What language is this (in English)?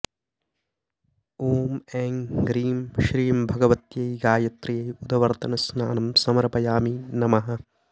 Sanskrit